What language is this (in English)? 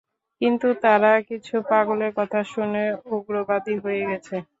Bangla